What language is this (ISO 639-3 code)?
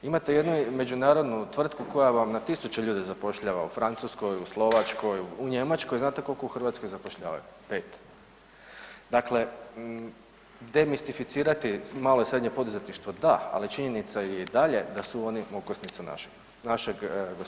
hrv